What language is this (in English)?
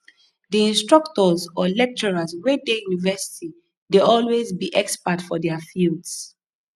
Nigerian Pidgin